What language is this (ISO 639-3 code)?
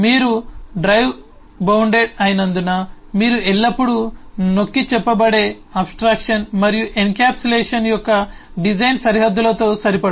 tel